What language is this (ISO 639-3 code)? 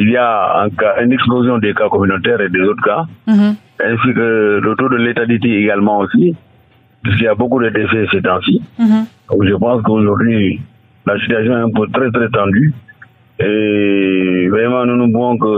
fra